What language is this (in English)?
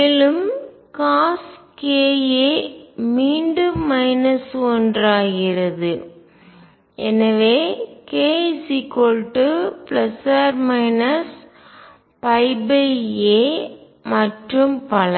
Tamil